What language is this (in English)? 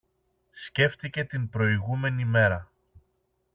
Greek